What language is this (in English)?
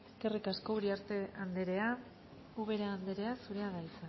Basque